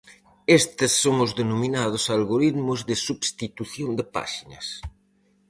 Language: Galician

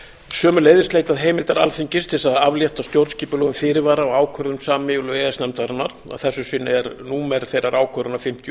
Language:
Icelandic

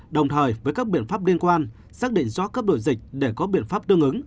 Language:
Vietnamese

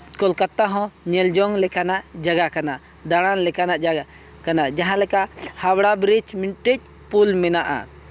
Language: Santali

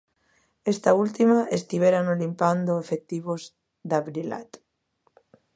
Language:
Galician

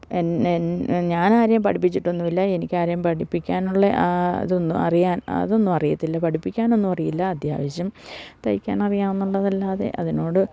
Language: Malayalam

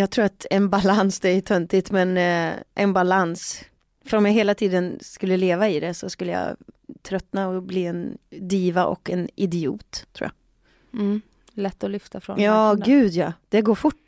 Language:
Swedish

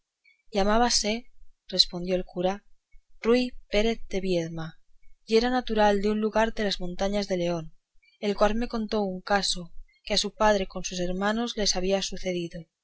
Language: Spanish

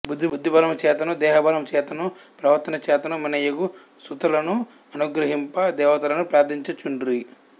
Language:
Telugu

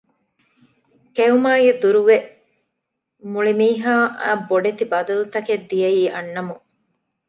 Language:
Divehi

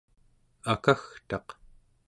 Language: Central Yupik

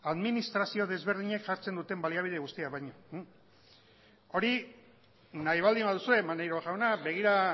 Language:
Basque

